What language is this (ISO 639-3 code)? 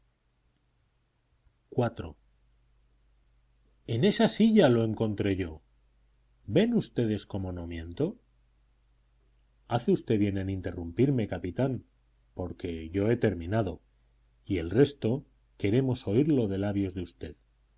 spa